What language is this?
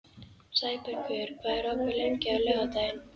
Icelandic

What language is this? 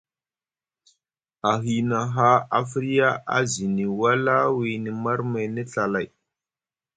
Musgu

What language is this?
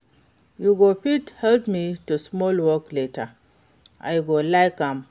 Nigerian Pidgin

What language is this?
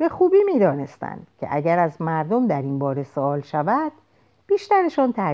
Persian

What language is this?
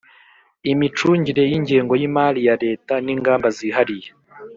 Kinyarwanda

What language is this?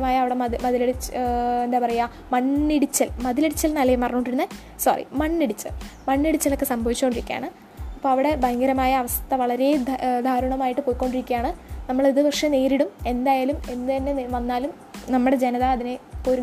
Malayalam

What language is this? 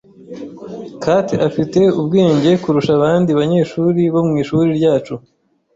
Kinyarwanda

